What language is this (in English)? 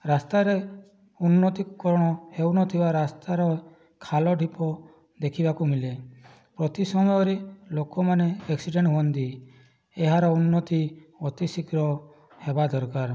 Odia